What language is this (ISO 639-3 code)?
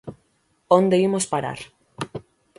glg